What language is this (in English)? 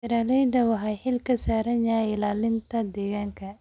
Somali